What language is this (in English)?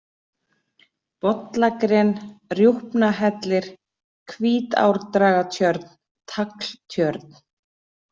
Icelandic